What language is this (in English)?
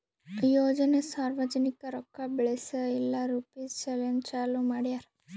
Kannada